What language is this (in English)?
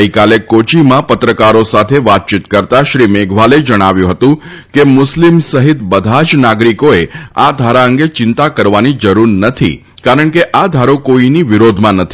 Gujarati